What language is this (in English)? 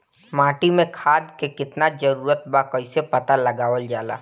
Bhojpuri